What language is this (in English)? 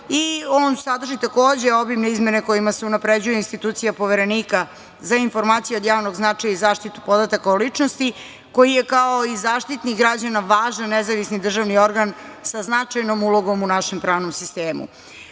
Serbian